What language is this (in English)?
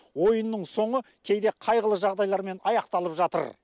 Kazakh